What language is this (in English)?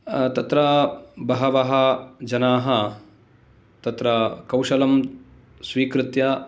Sanskrit